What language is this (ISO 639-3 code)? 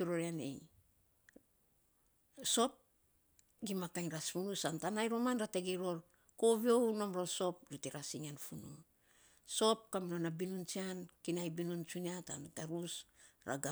sps